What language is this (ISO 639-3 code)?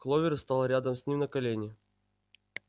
rus